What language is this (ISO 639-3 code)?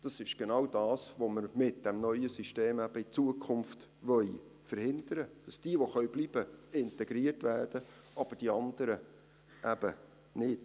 gsw